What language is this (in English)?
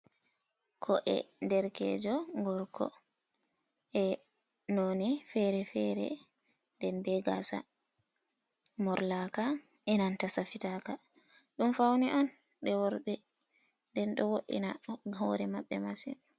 Fula